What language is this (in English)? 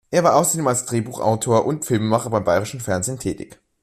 German